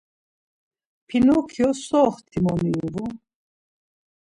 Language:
Laz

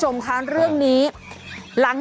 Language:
Thai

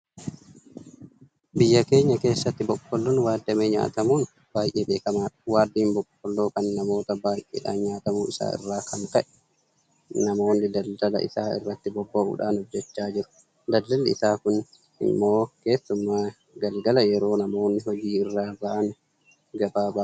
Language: Oromo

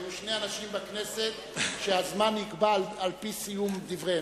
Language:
Hebrew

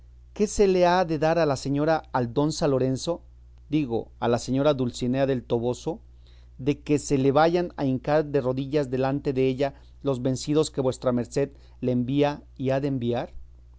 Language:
Spanish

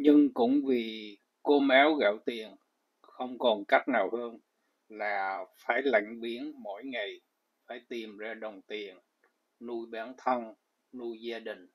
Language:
Vietnamese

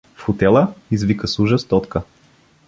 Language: Bulgarian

